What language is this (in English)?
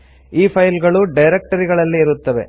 Kannada